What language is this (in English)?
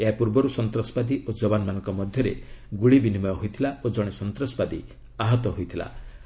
Odia